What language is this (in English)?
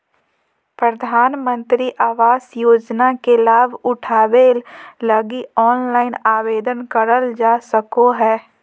Magahi